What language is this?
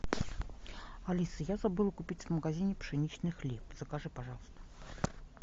Russian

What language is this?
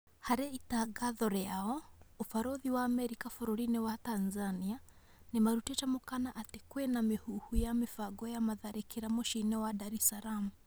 Kikuyu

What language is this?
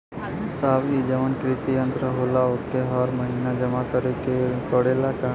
Bhojpuri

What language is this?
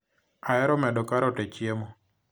Luo (Kenya and Tanzania)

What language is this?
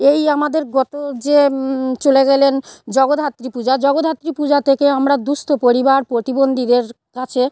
Bangla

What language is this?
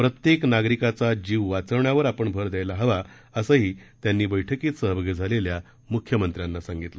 Marathi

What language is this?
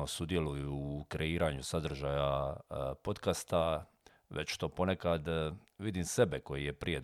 Croatian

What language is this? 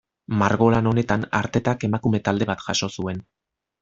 Basque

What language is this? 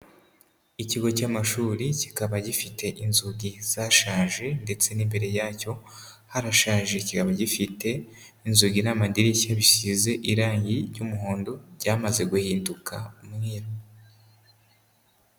Kinyarwanda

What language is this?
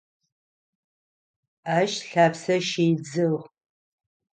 Adyghe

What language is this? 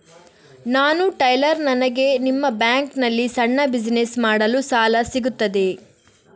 Kannada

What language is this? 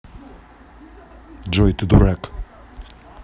Russian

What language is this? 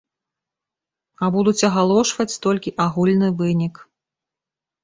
Belarusian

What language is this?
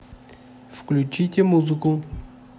Russian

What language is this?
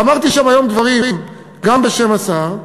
Hebrew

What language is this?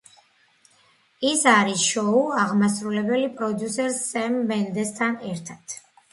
Georgian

